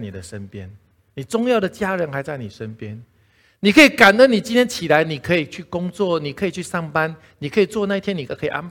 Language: Chinese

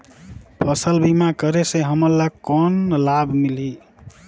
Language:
Chhattisgarhi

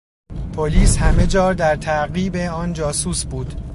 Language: Persian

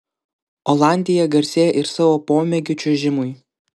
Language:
Lithuanian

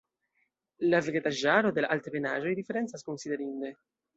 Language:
Esperanto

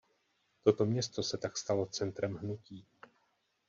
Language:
Czech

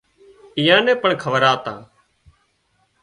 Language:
Wadiyara Koli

